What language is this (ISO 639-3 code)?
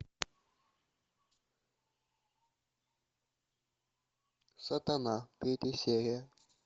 rus